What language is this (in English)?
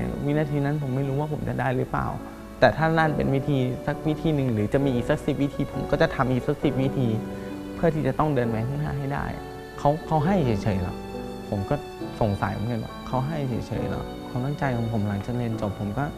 Thai